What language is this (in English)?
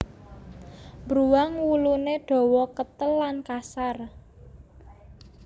Javanese